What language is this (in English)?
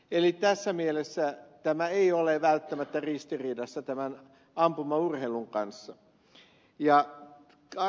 Finnish